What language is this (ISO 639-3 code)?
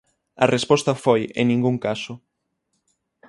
glg